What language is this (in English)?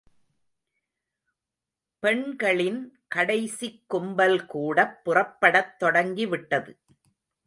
Tamil